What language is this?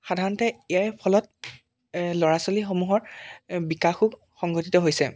Assamese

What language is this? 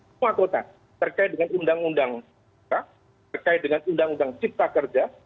Indonesian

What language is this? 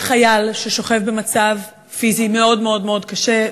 Hebrew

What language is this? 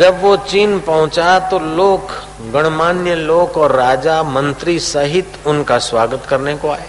Hindi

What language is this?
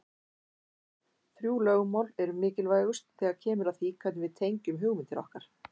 Icelandic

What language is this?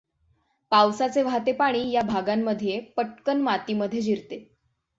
Marathi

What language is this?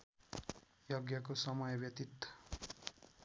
Nepali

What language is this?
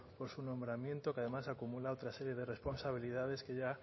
Spanish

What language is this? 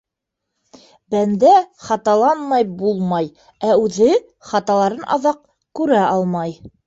Bashkir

